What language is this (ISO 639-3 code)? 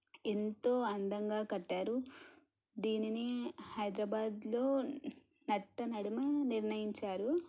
tel